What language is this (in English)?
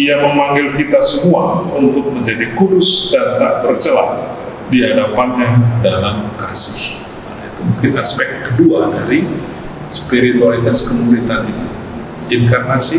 Indonesian